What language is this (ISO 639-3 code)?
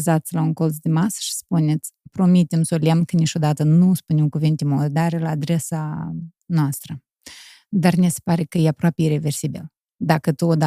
ron